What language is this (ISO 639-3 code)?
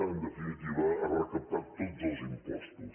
cat